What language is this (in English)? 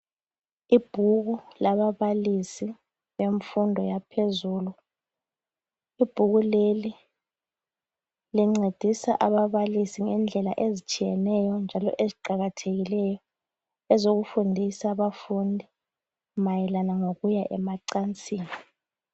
North Ndebele